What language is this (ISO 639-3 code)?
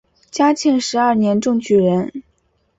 zho